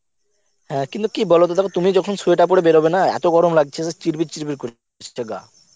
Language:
Bangla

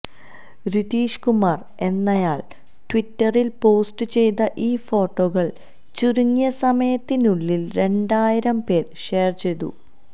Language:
Malayalam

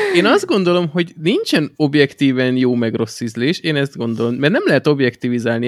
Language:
Hungarian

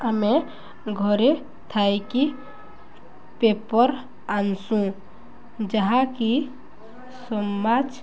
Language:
Odia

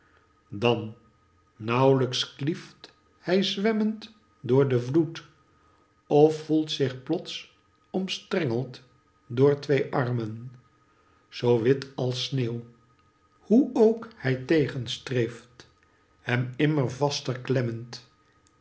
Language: Dutch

